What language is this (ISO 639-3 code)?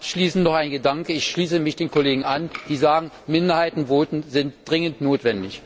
deu